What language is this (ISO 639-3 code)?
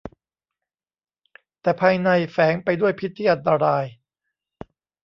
tha